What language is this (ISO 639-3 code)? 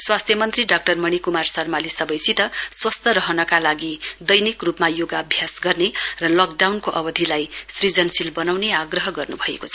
nep